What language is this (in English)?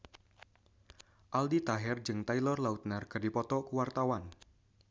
Sundanese